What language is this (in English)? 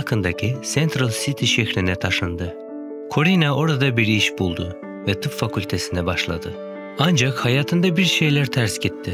Turkish